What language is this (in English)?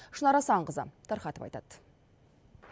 Kazakh